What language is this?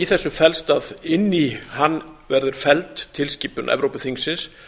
Icelandic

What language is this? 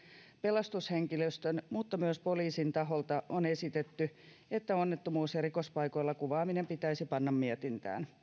Finnish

